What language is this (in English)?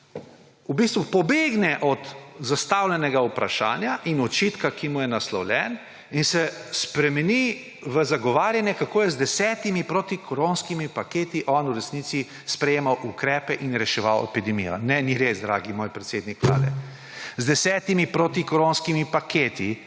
Slovenian